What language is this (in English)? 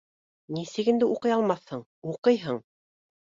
Bashkir